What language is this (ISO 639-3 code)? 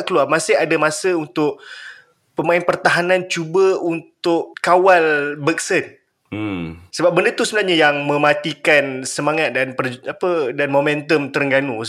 msa